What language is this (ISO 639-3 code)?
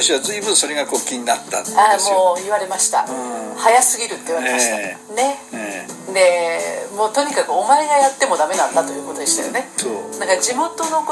jpn